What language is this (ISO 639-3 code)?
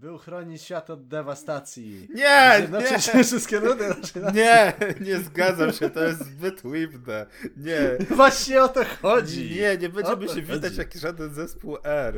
pol